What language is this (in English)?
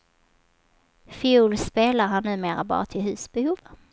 Swedish